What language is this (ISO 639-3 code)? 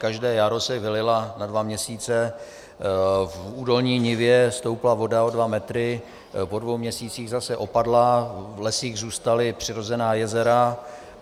ces